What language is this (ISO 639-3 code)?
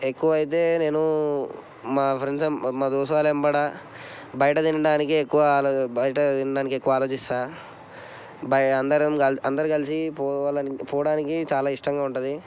tel